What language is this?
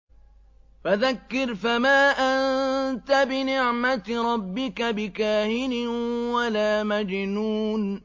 Arabic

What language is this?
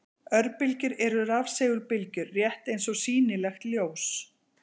Icelandic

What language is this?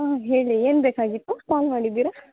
Kannada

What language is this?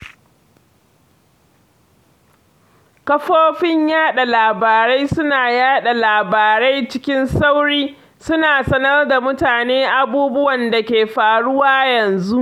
Hausa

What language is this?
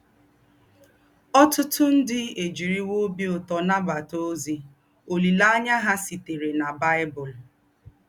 Igbo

